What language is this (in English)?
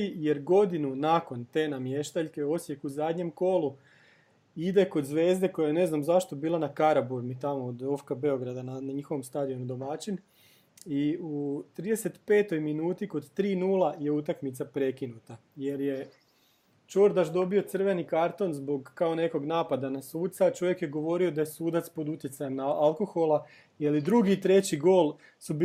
Croatian